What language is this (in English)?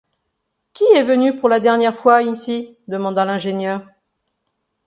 French